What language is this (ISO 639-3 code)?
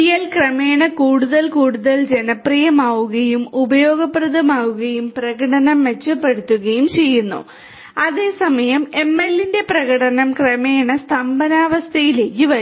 mal